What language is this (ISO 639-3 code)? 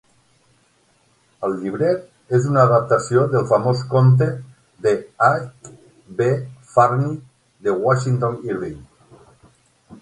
cat